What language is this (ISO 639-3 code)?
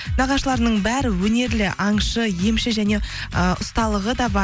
kaz